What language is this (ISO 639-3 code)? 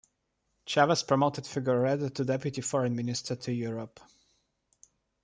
eng